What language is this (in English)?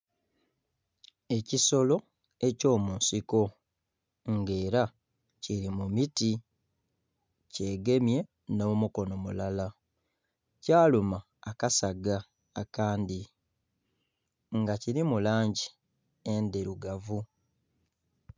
Soga